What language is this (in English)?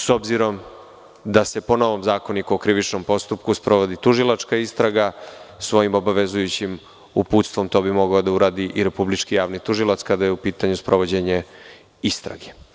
Serbian